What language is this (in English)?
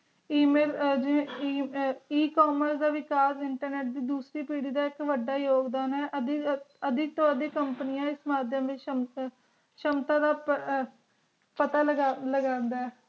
Punjabi